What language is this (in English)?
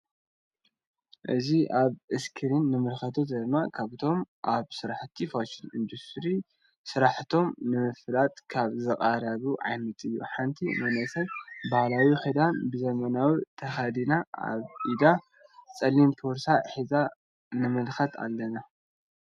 Tigrinya